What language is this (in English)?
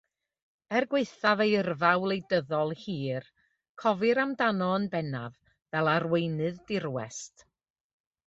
Welsh